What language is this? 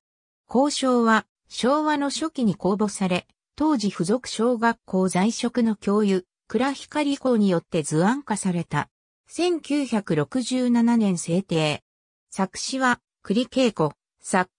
Japanese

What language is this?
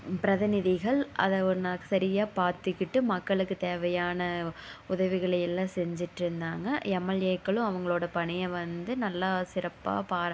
Tamil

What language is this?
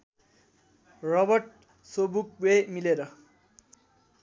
Nepali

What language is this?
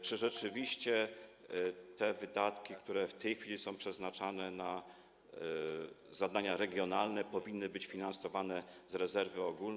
Polish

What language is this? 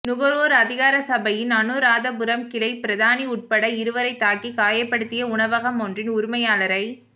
Tamil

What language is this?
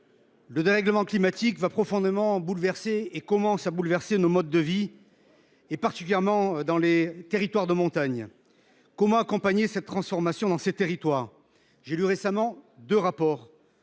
French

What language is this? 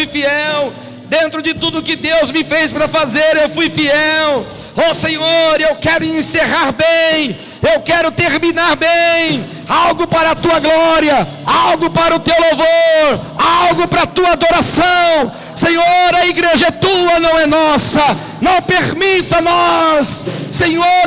Portuguese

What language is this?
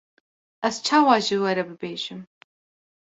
Kurdish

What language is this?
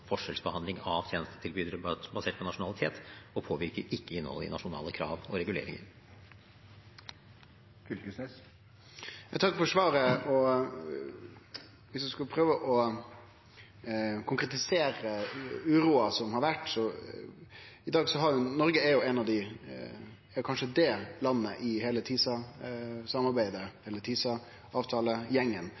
Norwegian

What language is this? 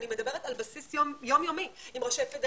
Hebrew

